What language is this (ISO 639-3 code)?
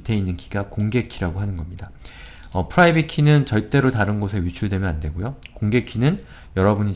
kor